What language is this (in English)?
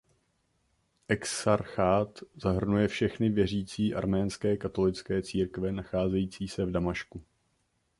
Czech